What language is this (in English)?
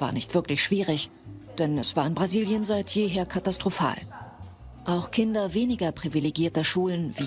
German